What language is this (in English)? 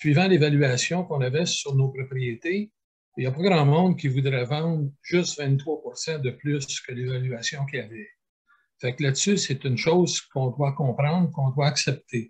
French